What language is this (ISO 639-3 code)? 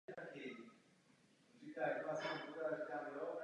ces